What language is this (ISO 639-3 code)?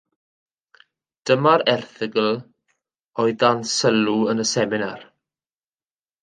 cym